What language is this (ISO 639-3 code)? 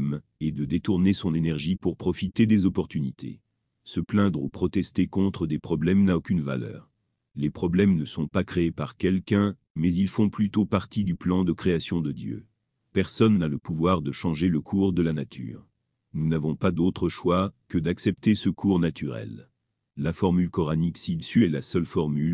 fra